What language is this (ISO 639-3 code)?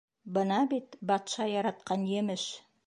bak